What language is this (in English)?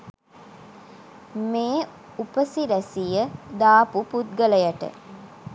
Sinhala